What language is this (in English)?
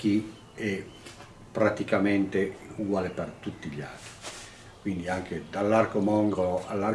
Italian